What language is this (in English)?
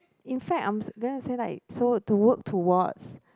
English